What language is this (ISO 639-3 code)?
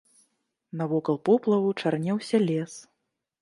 bel